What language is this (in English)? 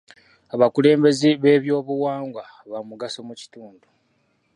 Ganda